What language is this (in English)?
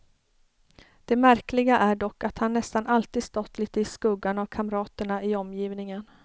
Swedish